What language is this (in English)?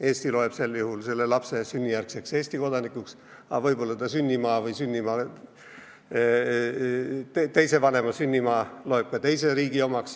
Estonian